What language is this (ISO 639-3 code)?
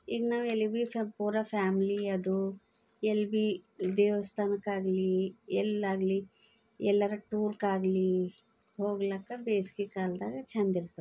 kan